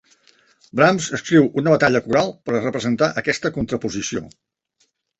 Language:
Catalan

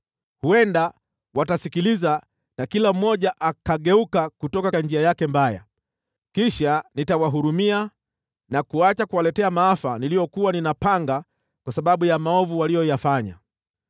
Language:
Swahili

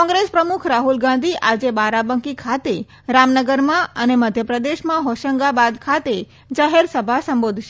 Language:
Gujarati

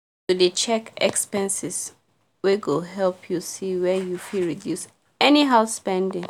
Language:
Nigerian Pidgin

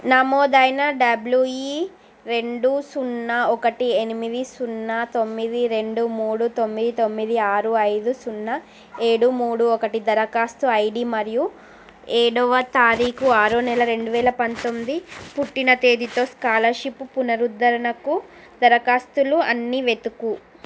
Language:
Telugu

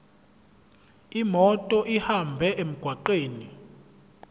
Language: Zulu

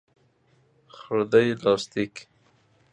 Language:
Persian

